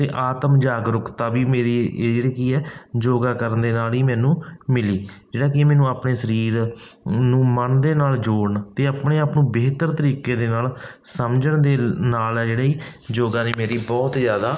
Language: Punjabi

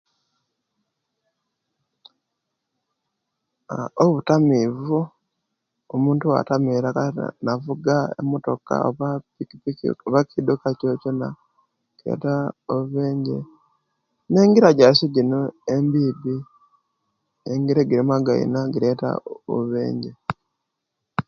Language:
Kenyi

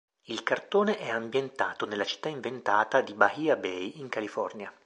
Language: Italian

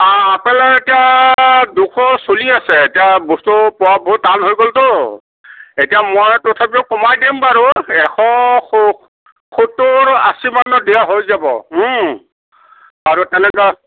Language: Assamese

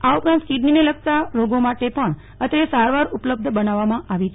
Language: Gujarati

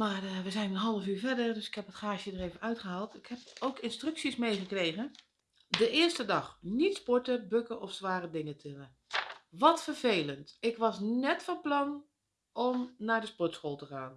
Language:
Dutch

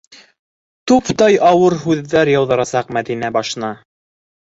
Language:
Bashkir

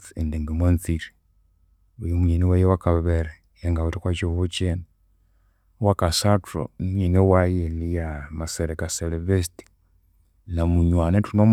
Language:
Konzo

